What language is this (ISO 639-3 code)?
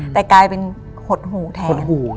tha